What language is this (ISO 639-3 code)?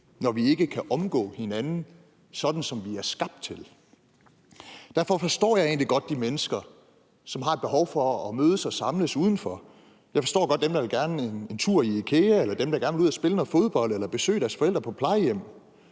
dan